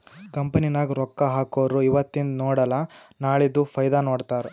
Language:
Kannada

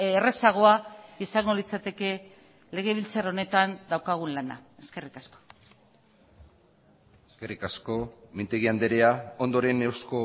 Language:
Basque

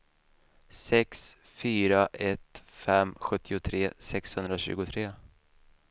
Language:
Swedish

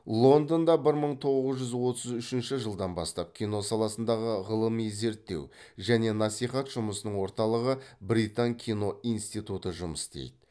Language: Kazakh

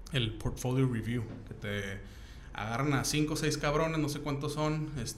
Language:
Spanish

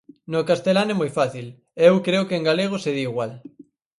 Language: Galician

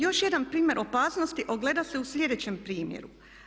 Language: Croatian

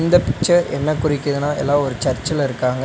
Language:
Tamil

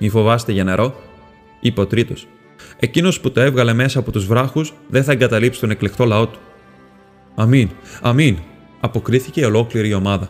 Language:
Greek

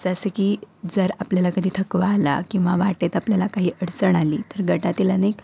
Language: Marathi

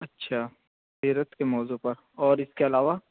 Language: Urdu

